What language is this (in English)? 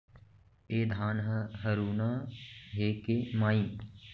Chhattisgarhi